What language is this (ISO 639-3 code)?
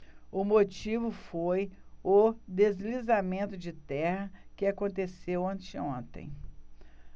por